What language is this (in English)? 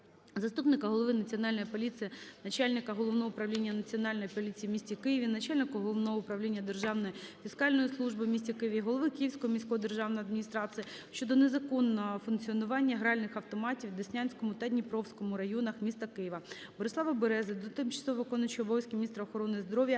Ukrainian